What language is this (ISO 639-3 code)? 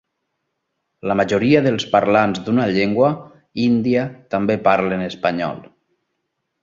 cat